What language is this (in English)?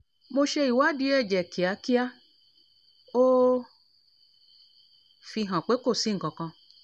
Yoruba